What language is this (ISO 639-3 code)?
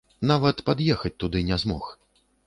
bel